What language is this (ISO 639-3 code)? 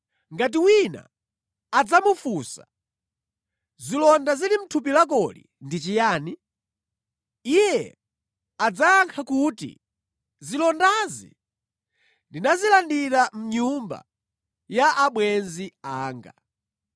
nya